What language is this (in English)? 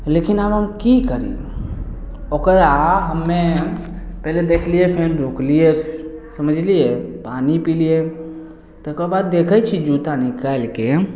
Maithili